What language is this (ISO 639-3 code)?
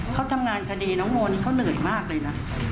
tha